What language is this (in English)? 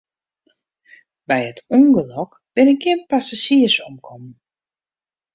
Western Frisian